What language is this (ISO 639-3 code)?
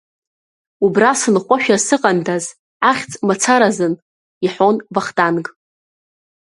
abk